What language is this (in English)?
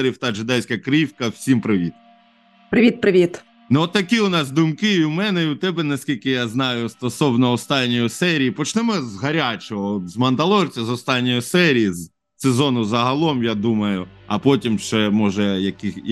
Ukrainian